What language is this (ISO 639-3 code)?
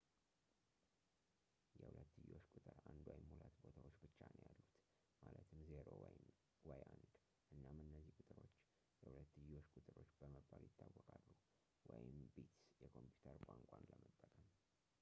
amh